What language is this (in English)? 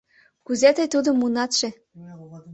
Mari